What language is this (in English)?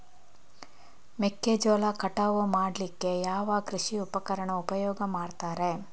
Kannada